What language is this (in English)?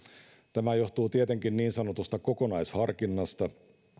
Finnish